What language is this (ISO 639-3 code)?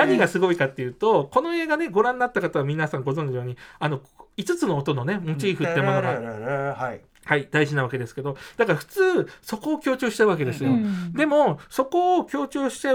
jpn